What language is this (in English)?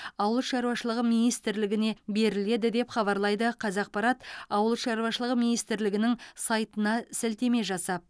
Kazakh